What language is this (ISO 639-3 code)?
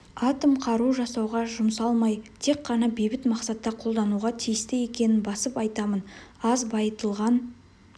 kaz